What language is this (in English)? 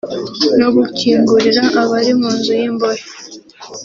Kinyarwanda